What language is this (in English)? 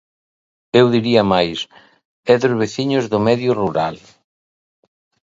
Galician